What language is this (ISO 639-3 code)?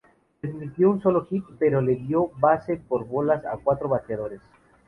spa